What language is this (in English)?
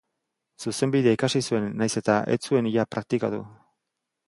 Basque